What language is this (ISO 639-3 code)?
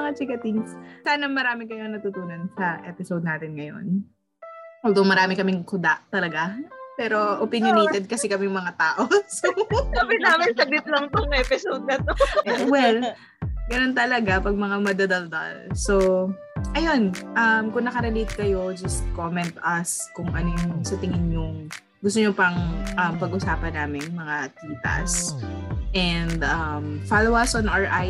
fil